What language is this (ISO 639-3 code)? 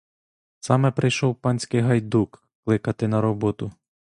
ukr